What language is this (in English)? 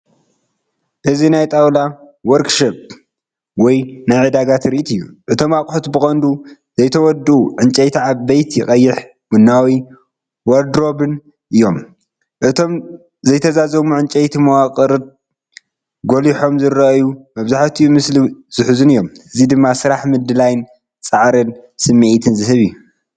Tigrinya